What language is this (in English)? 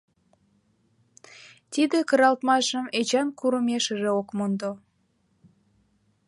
Mari